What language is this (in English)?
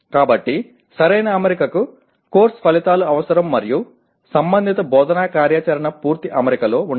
Telugu